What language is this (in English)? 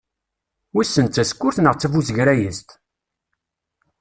Kabyle